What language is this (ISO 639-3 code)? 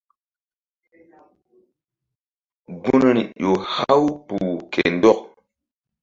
mdd